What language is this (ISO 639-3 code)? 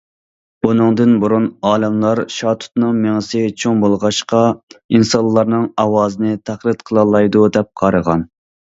uig